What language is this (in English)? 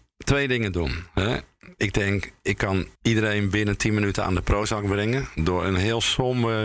Dutch